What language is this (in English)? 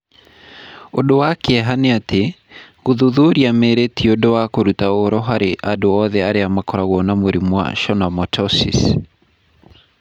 Kikuyu